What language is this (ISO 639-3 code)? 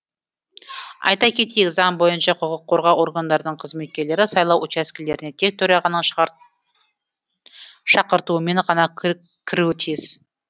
kaz